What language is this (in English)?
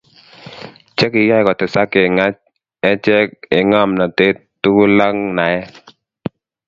Kalenjin